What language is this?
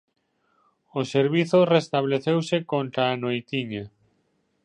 Galician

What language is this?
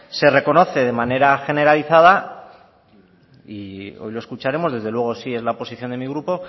Spanish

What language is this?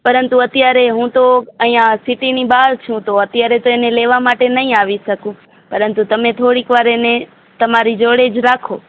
Gujarati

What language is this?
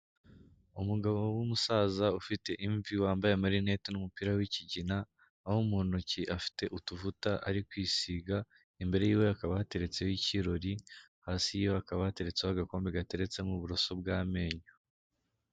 Kinyarwanda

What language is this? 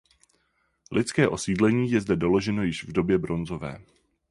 Czech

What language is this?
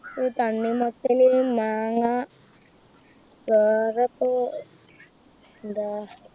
Malayalam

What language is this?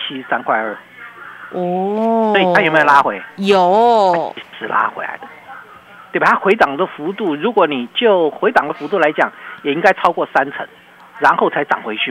Chinese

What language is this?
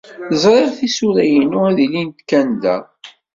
Kabyle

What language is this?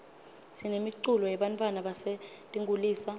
Swati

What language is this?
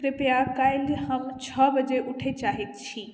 Maithili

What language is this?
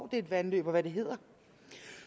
Danish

